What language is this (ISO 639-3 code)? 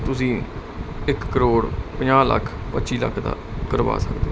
pan